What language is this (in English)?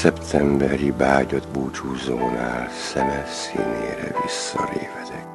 Hungarian